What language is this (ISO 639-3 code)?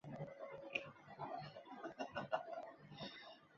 zho